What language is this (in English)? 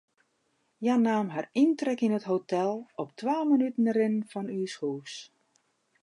Western Frisian